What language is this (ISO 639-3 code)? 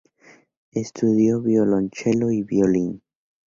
spa